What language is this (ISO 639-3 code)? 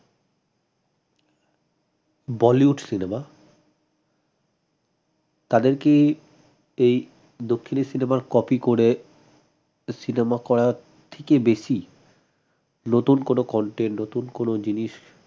ben